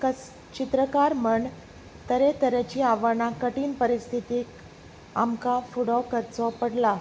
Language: Konkani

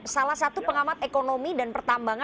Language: Indonesian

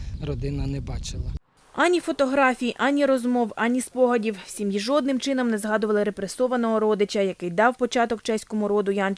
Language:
Ukrainian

